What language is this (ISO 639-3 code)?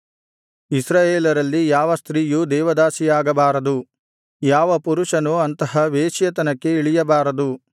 kan